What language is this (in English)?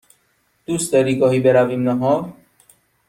Persian